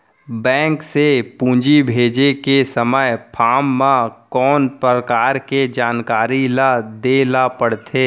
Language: Chhattisgarhi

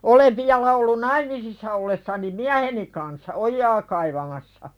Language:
Finnish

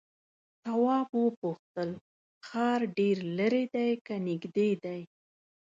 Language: Pashto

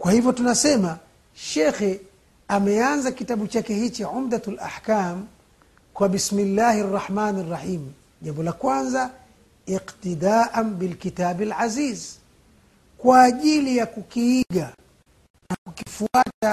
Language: Swahili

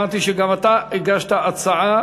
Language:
Hebrew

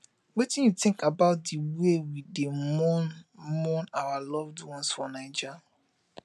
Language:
Nigerian Pidgin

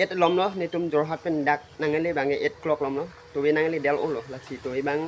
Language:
Thai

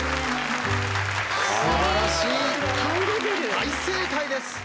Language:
Japanese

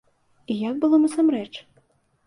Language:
Belarusian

